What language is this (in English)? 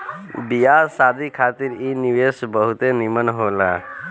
Bhojpuri